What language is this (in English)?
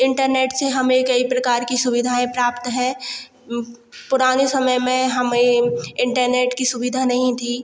Hindi